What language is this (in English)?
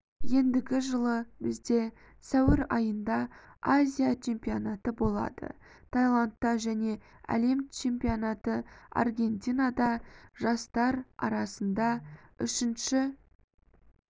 Kazakh